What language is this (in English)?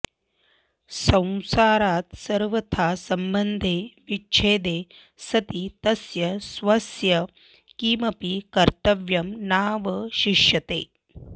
Sanskrit